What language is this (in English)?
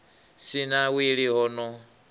Venda